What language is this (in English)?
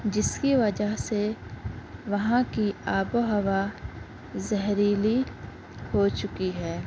Urdu